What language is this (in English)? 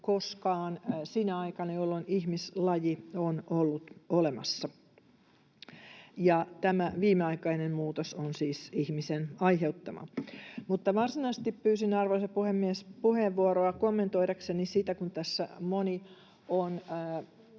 Finnish